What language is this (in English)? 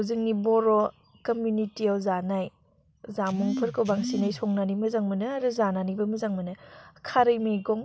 Bodo